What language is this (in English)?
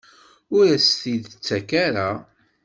Kabyle